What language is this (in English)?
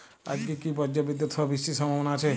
Bangla